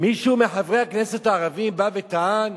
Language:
Hebrew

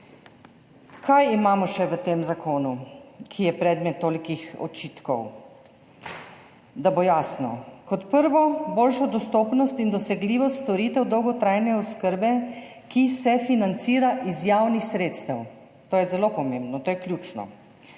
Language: Slovenian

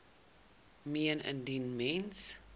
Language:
Afrikaans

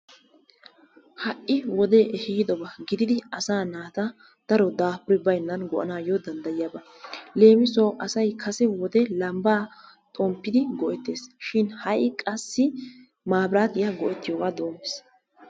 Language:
Wolaytta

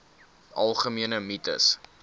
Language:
Afrikaans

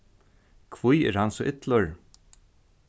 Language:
Faroese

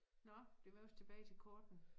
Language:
Danish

